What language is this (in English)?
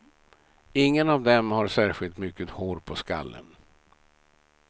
Swedish